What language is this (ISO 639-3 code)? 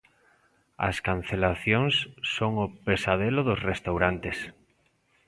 glg